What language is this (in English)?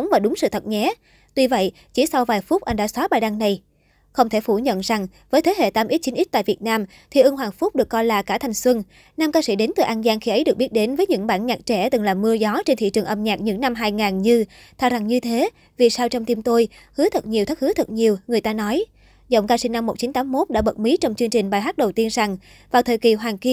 Vietnamese